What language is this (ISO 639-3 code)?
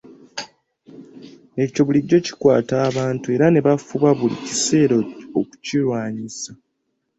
lug